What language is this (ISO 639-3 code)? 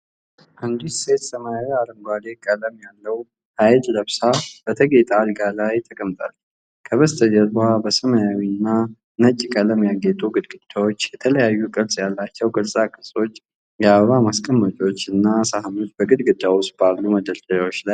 amh